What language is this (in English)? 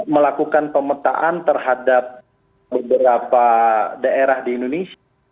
Indonesian